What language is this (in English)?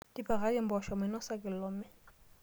Masai